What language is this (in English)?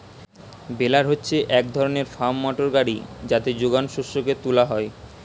Bangla